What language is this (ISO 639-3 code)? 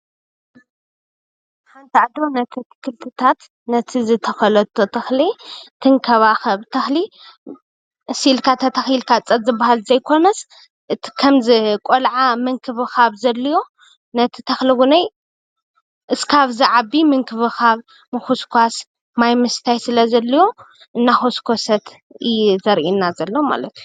tir